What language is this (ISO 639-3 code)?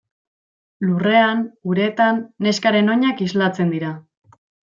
eus